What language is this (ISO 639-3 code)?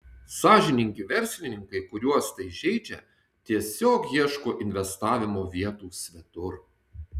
lit